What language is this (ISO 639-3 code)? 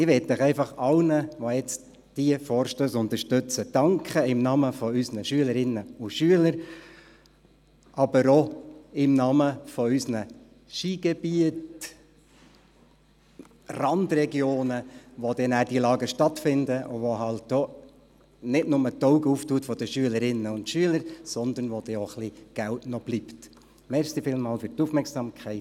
gsw